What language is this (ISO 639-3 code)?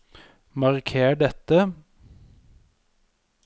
nor